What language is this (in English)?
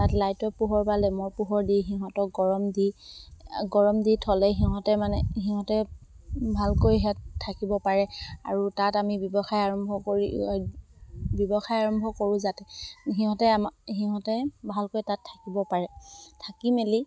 Assamese